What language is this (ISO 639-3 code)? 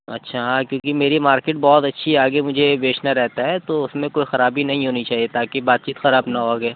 urd